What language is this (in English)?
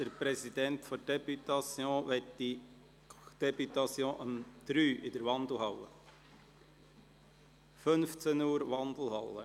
Swiss German